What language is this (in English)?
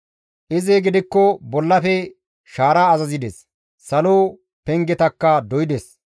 Gamo